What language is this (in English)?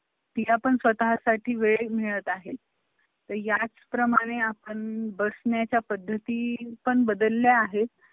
Marathi